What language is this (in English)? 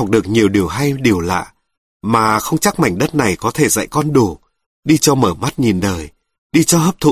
Vietnamese